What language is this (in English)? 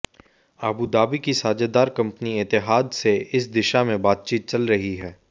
Hindi